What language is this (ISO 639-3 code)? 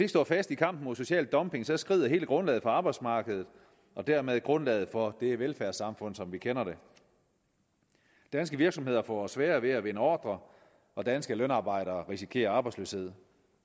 dan